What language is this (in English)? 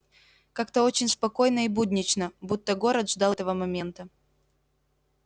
Russian